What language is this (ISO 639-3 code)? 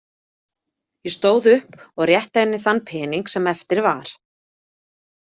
isl